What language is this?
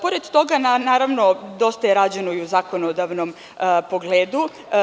Serbian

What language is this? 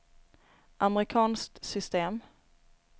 Swedish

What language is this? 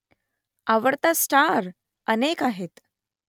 Marathi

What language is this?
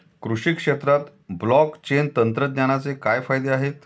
Marathi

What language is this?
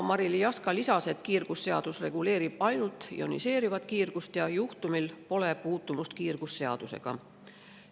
Estonian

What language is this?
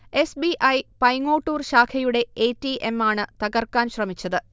Malayalam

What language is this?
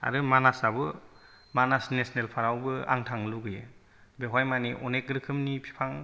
Bodo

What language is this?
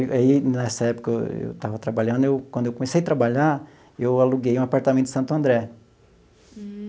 Portuguese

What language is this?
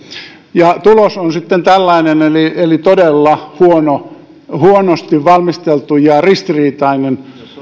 Finnish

